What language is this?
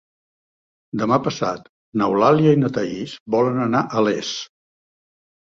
Catalan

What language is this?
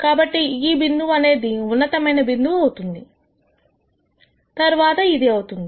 Telugu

